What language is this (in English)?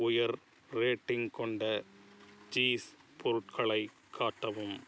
Tamil